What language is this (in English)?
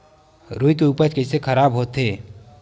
Chhattisgarhi